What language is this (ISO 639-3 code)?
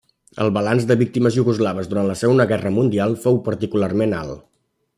cat